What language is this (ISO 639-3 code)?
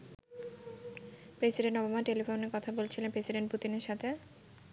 ben